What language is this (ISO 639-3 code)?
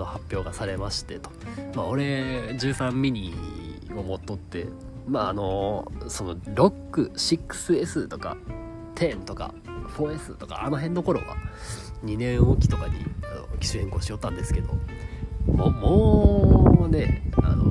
jpn